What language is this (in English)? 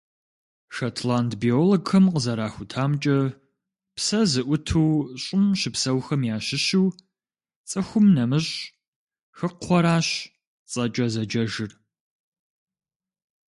Kabardian